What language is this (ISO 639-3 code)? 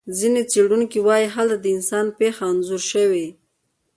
pus